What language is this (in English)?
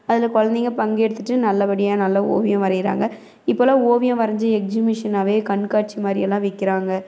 Tamil